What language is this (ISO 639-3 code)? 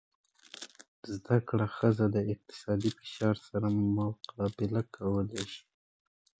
pus